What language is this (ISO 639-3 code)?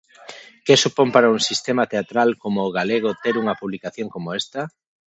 glg